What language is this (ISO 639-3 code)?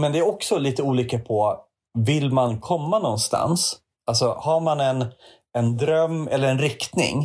swe